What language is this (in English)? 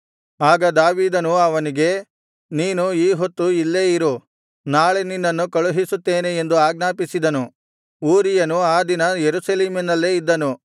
Kannada